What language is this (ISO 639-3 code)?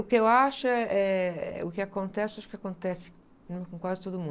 por